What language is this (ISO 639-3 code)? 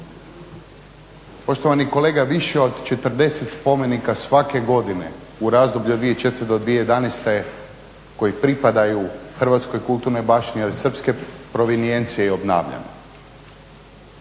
hrv